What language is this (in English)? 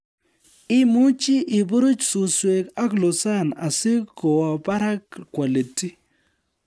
Kalenjin